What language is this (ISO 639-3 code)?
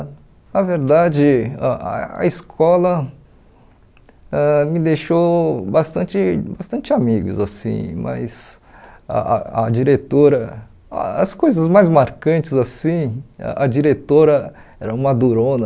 por